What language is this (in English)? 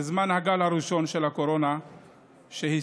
Hebrew